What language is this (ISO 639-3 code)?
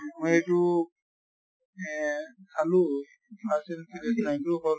asm